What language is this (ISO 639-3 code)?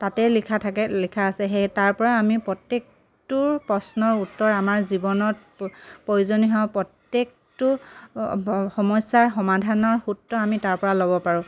asm